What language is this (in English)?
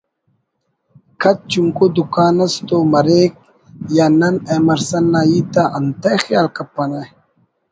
Brahui